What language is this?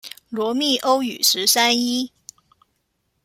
Chinese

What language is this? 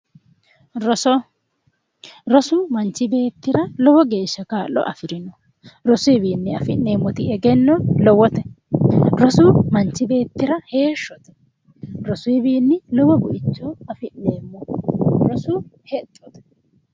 Sidamo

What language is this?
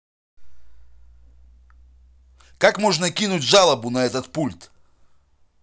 Russian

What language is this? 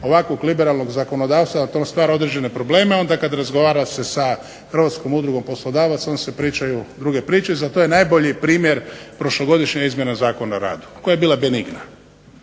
Croatian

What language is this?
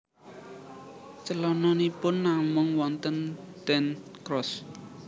Javanese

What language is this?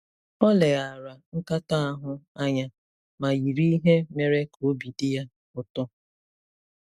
Igbo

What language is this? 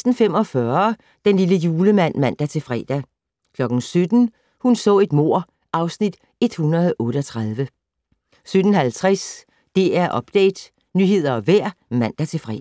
Danish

